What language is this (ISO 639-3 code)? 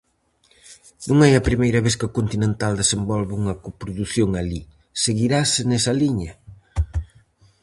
glg